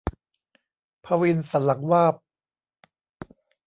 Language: Thai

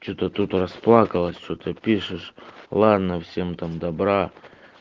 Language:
Russian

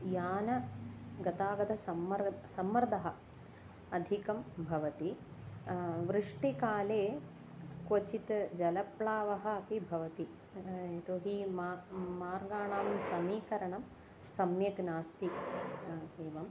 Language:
Sanskrit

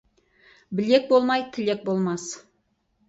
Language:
Kazakh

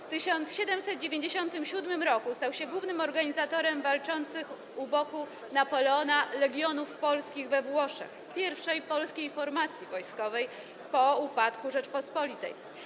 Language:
Polish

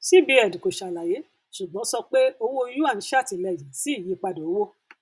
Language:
Yoruba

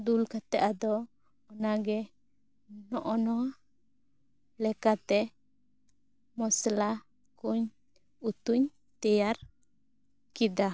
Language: Santali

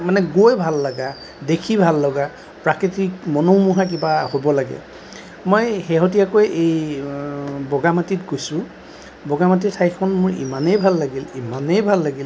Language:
Assamese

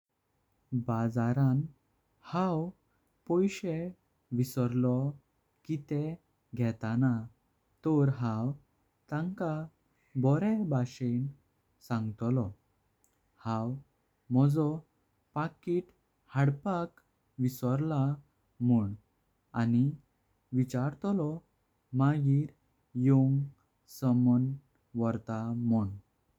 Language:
Konkani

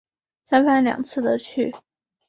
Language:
Chinese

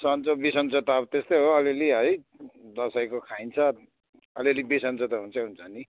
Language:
Nepali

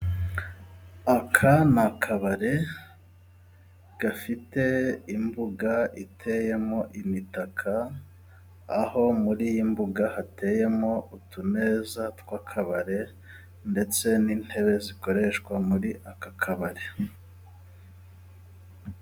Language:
Kinyarwanda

